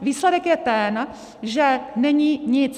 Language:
Czech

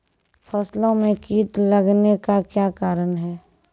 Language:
Maithili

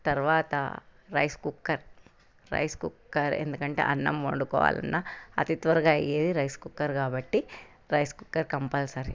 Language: Telugu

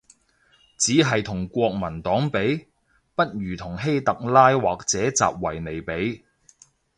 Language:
Cantonese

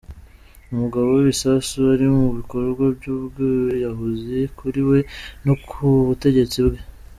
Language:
Kinyarwanda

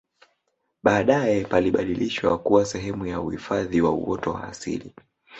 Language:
Swahili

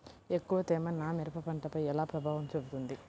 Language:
Telugu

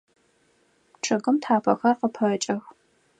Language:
Adyghe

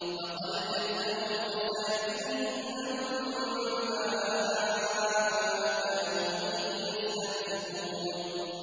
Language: Arabic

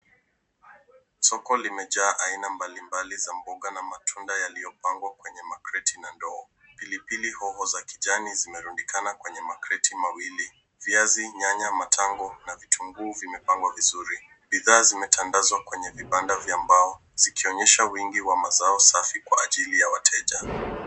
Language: Swahili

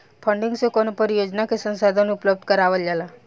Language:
Bhojpuri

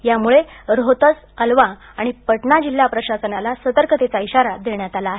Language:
Marathi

